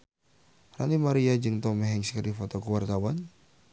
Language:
Sundanese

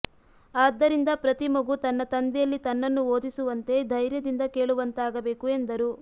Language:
Kannada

